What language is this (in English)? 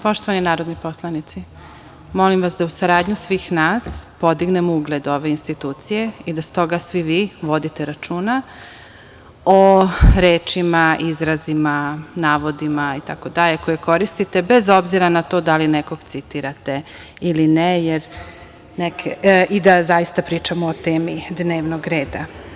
Serbian